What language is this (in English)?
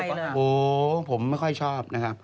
Thai